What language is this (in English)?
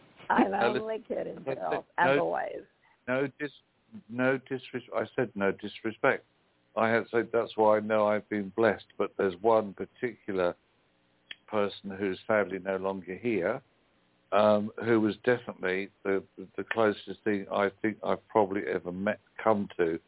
English